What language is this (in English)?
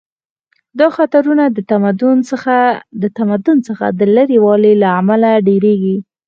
Pashto